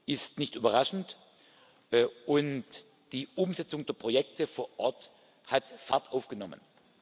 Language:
German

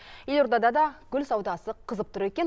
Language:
Kazakh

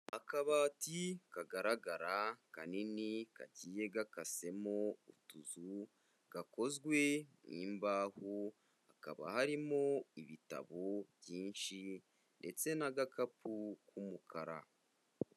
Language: Kinyarwanda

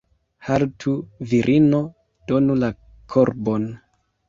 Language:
Esperanto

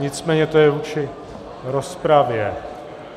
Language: Czech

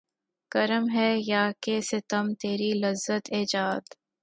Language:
Urdu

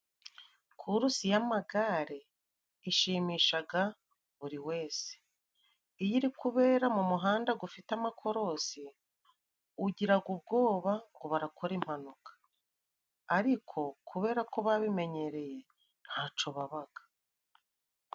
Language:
Kinyarwanda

